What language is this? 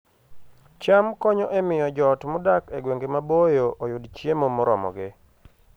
Luo (Kenya and Tanzania)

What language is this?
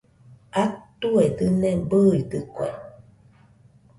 Nüpode Huitoto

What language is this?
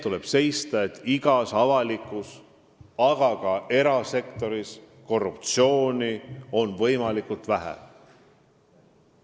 Estonian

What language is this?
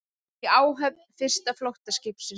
Icelandic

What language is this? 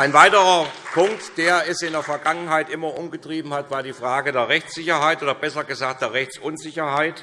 German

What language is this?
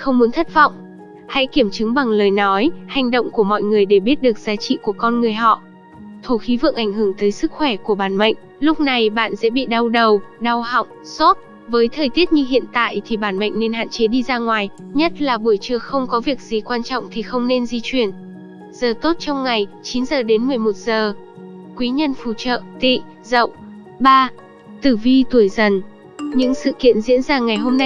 Vietnamese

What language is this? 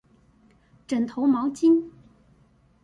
Chinese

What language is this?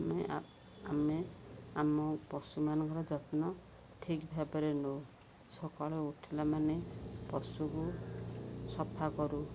Odia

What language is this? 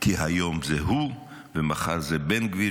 Hebrew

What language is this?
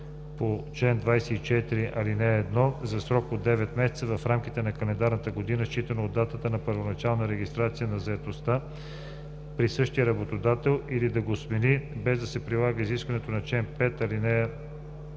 Bulgarian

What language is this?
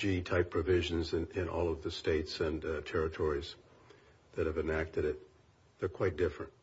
English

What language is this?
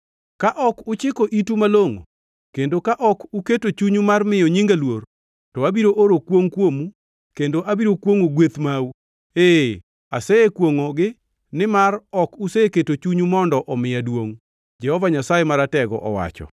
Luo (Kenya and Tanzania)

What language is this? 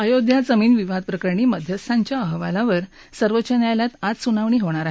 Marathi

